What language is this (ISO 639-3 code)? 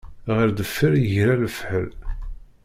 kab